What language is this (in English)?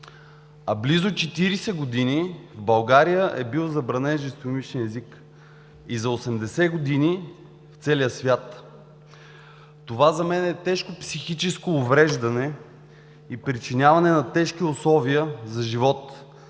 Bulgarian